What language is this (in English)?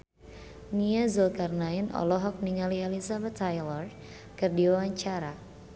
Sundanese